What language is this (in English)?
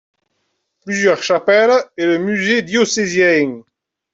French